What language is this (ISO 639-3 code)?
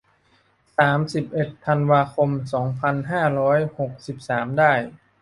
tha